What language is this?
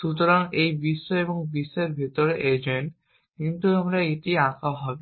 Bangla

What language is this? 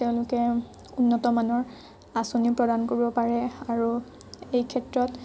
Assamese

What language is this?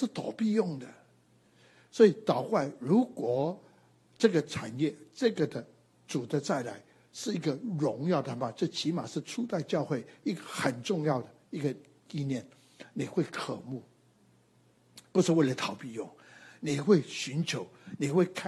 Chinese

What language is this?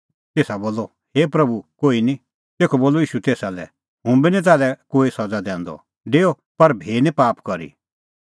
Kullu Pahari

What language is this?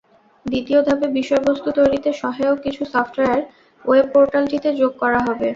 Bangla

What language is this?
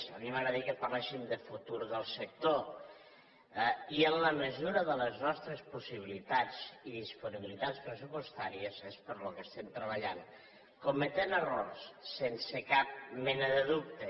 Catalan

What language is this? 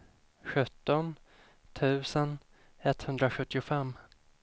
Swedish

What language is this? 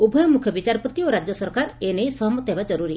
Odia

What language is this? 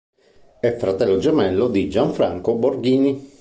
Italian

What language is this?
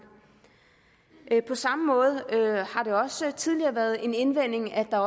Danish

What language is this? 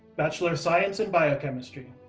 English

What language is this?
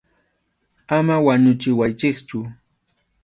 Arequipa-La Unión Quechua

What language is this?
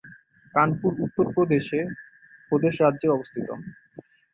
Bangla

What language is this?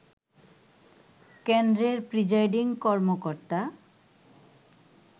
Bangla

